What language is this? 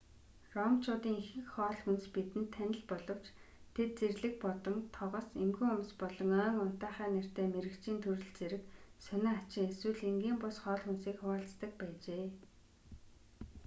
Mongolian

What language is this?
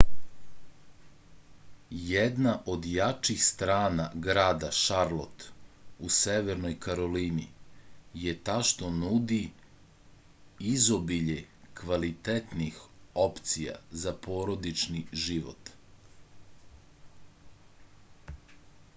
Serbian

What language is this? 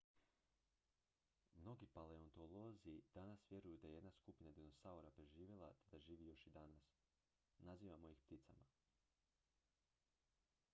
Croatian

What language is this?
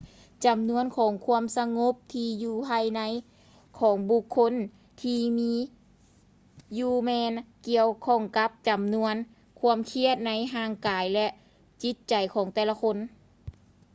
Lao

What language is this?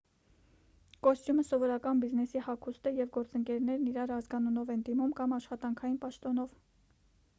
Armenian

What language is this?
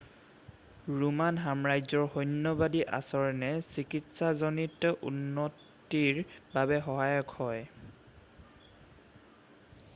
Assamese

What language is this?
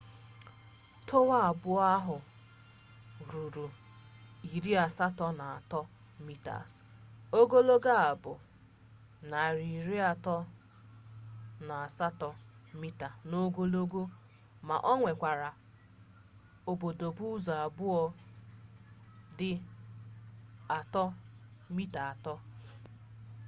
Igbo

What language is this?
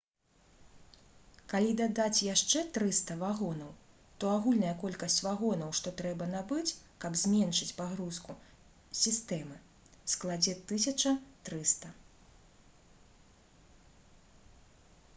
Belarusian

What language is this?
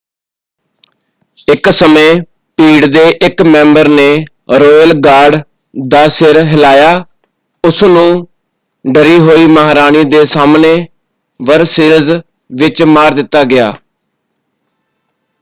Punjabi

